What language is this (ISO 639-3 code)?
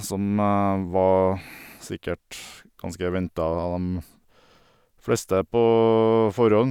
nor